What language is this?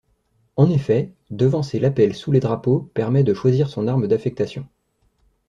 French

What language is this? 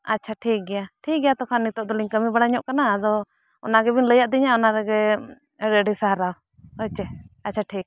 Santali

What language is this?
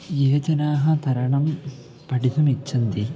Sanskrit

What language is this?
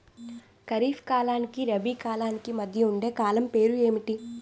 Telugu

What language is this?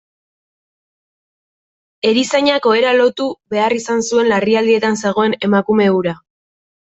Basque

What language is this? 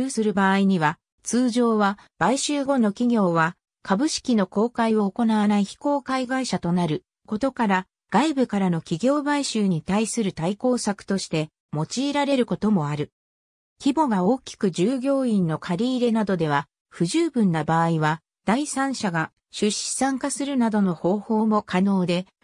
Japanese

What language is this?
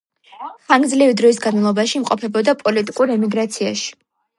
Georgian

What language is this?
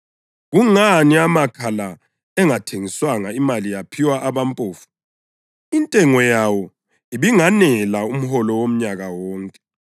North Ndebele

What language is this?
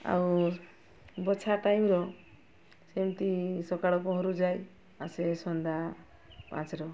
Odia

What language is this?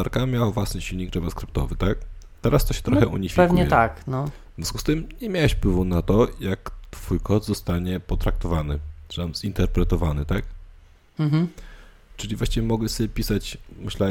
Polish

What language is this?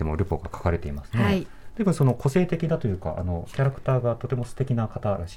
Japanese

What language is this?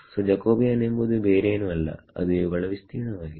Kannada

